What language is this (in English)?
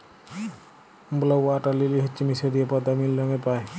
Bangla